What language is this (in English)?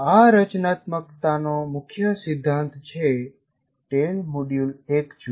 Gujarati